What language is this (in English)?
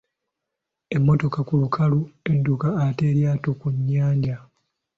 Ganda